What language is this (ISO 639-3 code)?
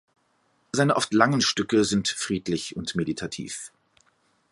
deu